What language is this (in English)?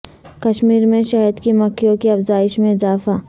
Urdu